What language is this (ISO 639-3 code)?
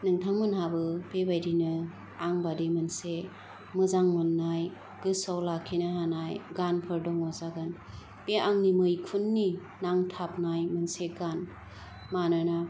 brx